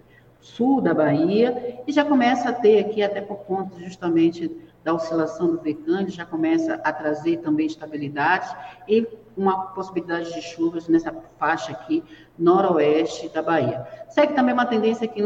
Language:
Portuguese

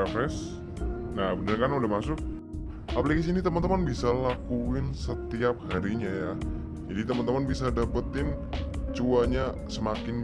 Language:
Indonesian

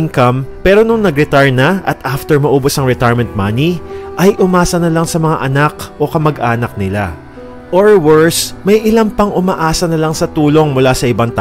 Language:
Filipino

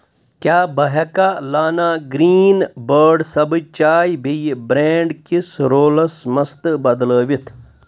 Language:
Kashmiri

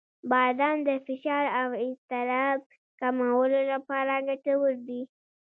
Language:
Pashto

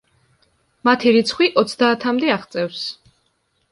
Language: Georgian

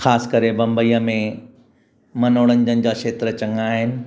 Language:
Sindhi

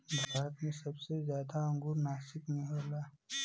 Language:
Bhojpuri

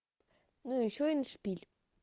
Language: Russian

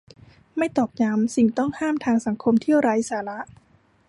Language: Thai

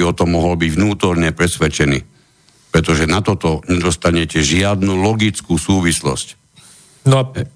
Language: Slovak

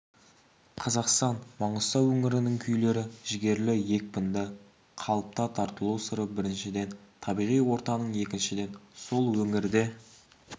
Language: Kazakh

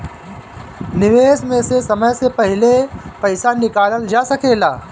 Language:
Bhojpuri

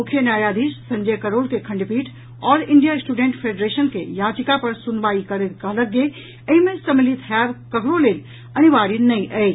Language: Maithili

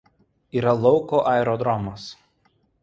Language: Lithuanian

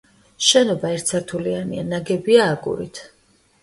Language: Georgian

